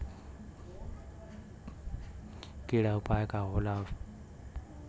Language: Bhojpuri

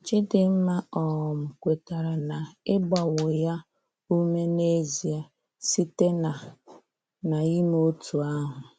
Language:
Igbo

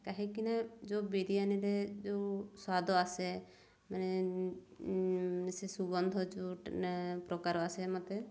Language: Odia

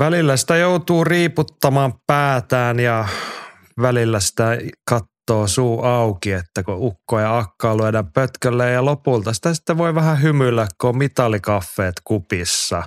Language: Finnish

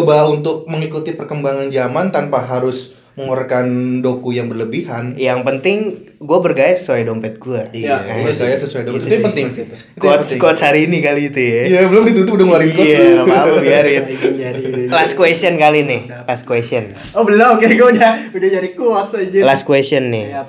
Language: Indonesian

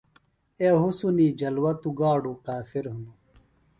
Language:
Phalura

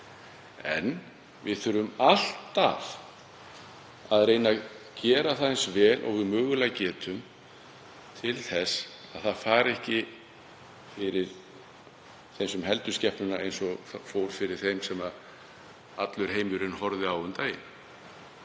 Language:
Icelandic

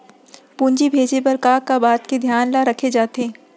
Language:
Chhattisgarhi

